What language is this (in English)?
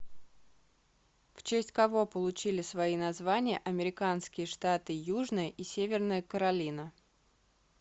Russian